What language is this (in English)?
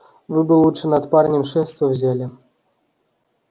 Russian